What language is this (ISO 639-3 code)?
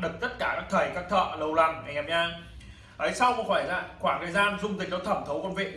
vie